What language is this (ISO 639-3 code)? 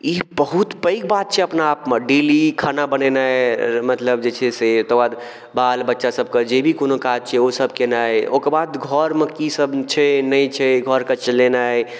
mai